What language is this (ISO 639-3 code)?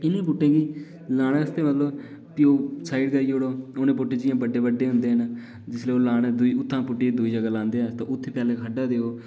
doi